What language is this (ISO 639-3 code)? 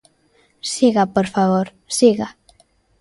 glg